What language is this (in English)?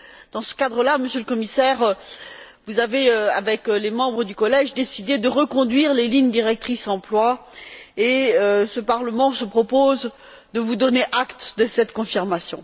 French